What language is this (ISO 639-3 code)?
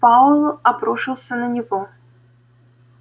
rus